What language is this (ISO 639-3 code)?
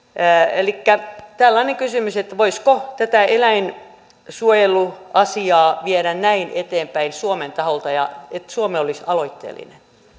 fin